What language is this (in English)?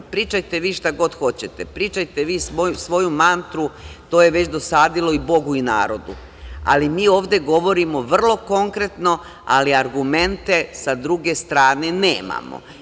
Serbian